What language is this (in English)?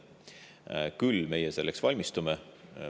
Estonian